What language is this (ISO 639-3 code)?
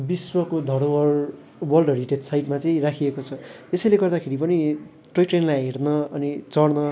nep